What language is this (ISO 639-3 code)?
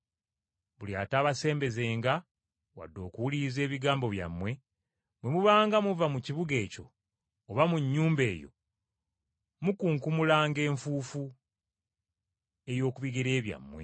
lug